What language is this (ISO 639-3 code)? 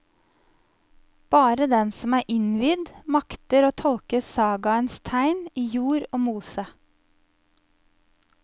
nor